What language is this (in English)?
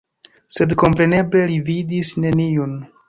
Esperanto